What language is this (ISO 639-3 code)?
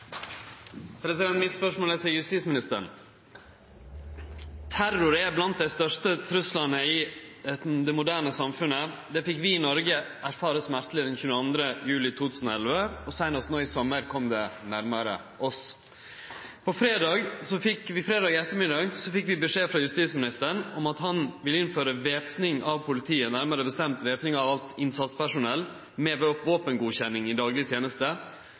nno